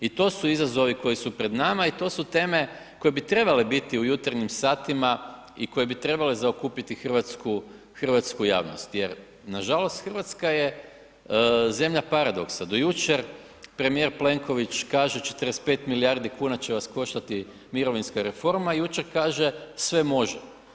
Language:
Croatian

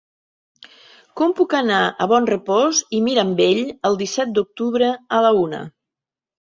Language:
Catalan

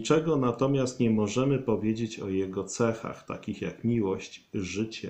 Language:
Polish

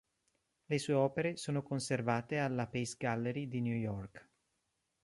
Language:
Italian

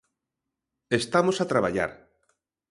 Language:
Galician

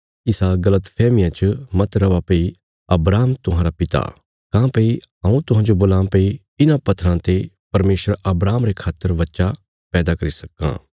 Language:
Bilaspuri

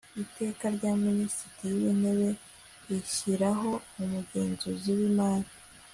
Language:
Kinyarwanda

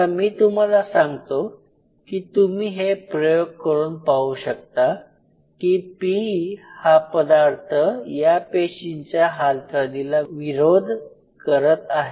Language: Marathi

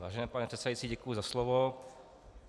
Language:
Czech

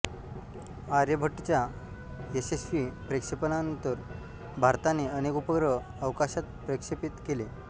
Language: Marathi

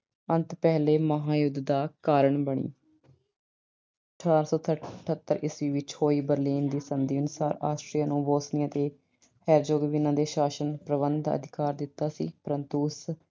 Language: Punjabi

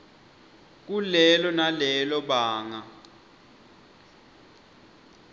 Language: Swati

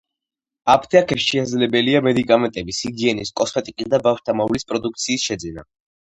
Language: Georgian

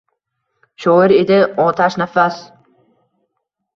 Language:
Uzbek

